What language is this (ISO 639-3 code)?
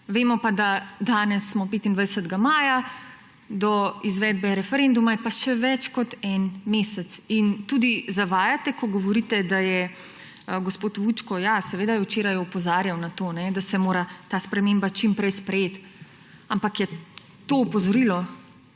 slv